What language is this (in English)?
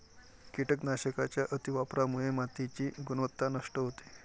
Marathi